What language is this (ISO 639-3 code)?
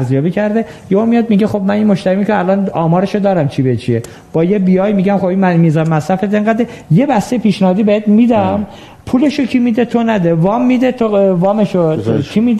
fas